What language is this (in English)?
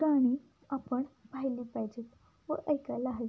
Marathi